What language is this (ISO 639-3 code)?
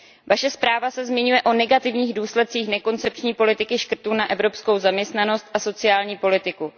ces